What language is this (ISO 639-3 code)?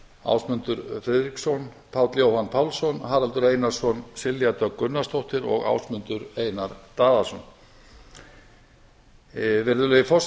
isl